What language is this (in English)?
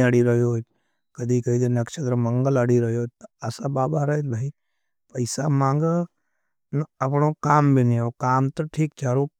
Nimadi